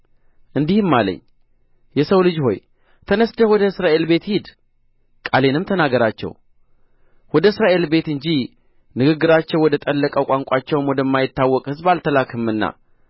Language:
Amharic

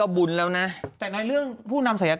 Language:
Thai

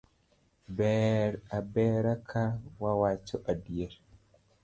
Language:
Luo (Kenya and Tanzania)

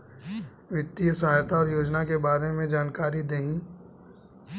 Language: Bhojpuri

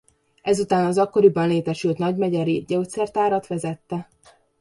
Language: Hungarian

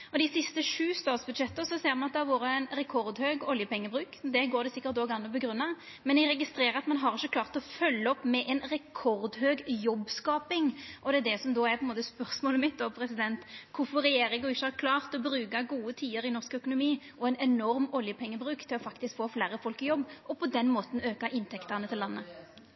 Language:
Norwegian Nynorsk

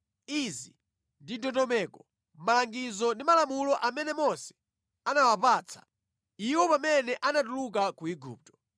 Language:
Nyanja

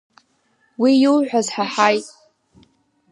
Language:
Abkhazian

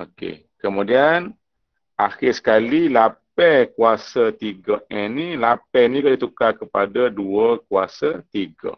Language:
Malay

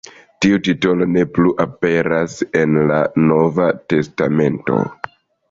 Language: Esperanto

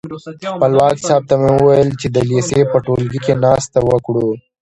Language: Pashto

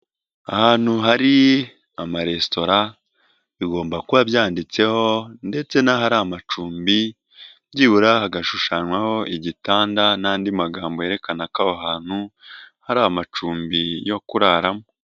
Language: Kinyarwanda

